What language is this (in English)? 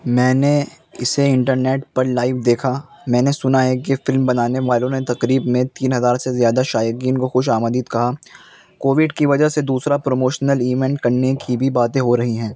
Urdu